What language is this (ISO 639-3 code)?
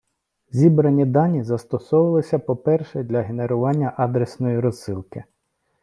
ukr